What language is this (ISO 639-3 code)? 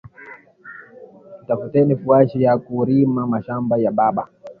swa